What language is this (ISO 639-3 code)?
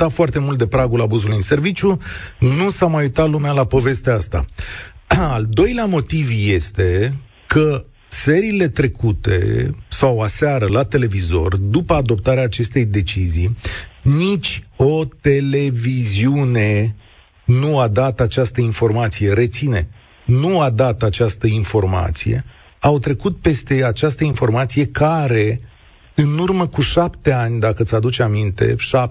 ron